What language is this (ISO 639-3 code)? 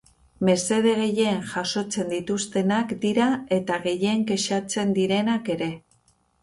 eus